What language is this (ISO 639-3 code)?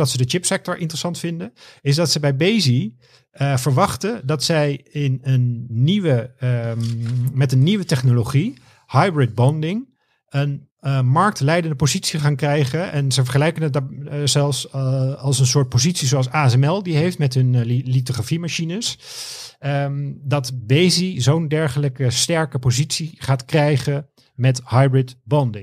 nld